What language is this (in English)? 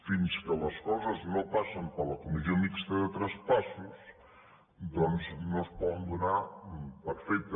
Catalan